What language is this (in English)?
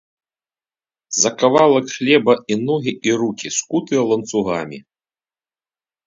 Belarusian